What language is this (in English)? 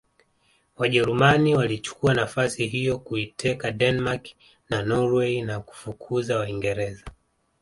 Swahili